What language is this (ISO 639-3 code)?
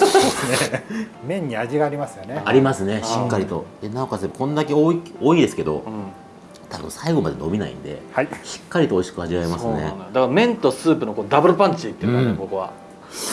jpn